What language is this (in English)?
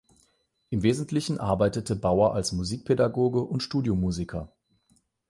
German